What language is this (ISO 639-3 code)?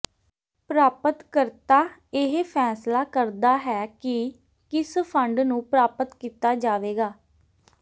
pan